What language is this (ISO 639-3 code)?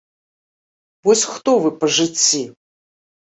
bel